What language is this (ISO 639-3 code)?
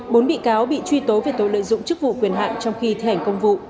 vie